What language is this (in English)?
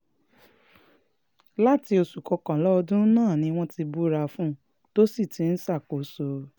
Yoruba